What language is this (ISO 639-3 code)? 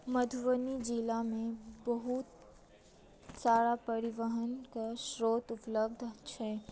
mai